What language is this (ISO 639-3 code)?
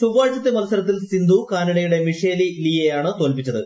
mal